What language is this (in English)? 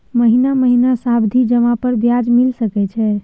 Maithili